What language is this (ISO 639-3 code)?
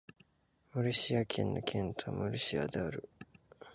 jpn